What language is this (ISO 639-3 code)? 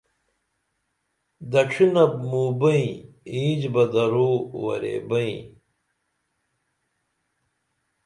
dml